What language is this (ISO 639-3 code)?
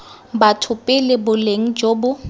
tsn